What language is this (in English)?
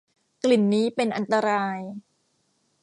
Thai